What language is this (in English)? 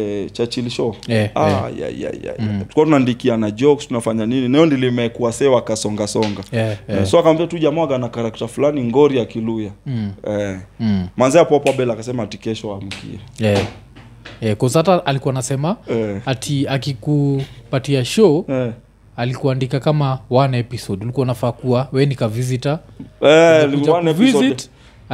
Swahili